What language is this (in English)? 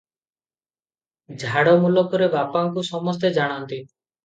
Odia